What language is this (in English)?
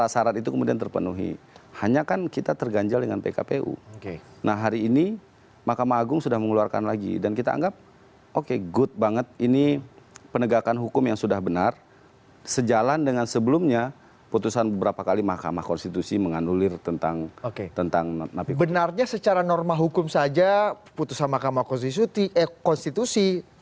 Indonesian